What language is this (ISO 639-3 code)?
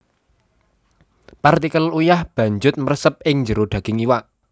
jav